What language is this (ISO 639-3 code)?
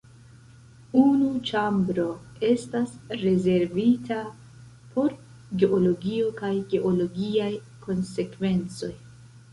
epo